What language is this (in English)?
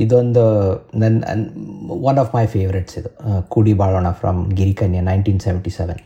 Kannada